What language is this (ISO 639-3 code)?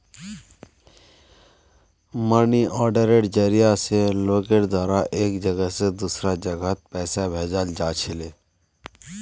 mag